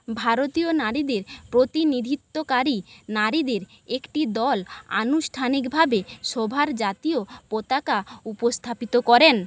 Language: Bangla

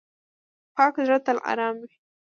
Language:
Pashto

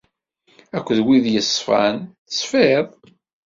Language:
Kabyle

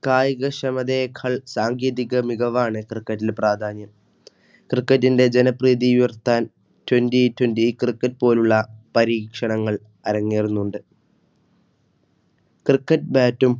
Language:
Malayalam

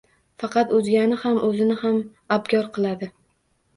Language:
Uzbek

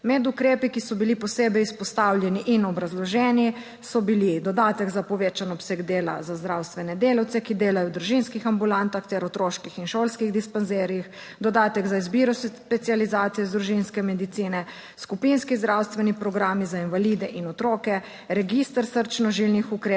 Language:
Slovenian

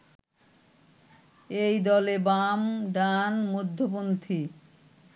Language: Bangla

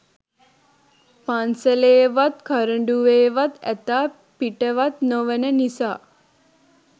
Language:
Sinhala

